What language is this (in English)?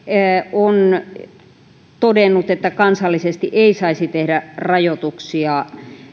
Finnish